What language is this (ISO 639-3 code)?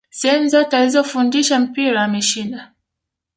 swa